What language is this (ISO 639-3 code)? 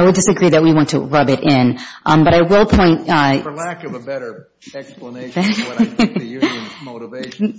eng